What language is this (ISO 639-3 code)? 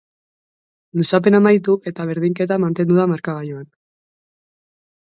eus